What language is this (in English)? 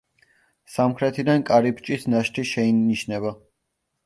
Georgian